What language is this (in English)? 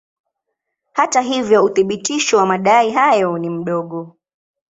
Swahili